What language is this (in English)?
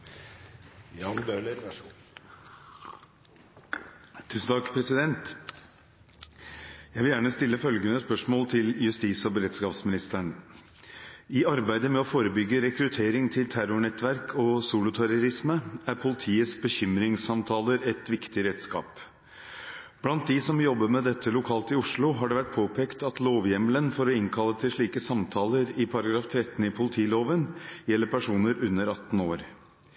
Norwegian Bokmål